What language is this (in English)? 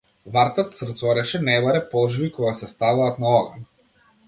Macedonian